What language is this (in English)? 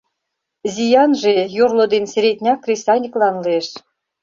Mari